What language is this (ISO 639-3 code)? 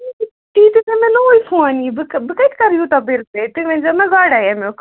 kas